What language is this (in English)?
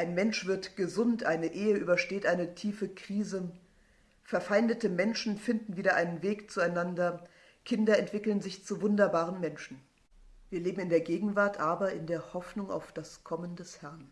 German